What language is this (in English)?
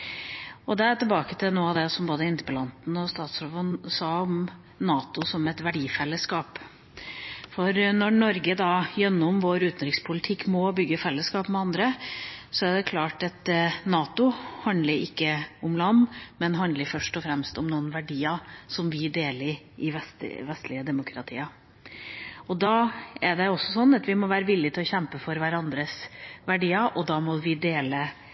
Norwegian Bokmål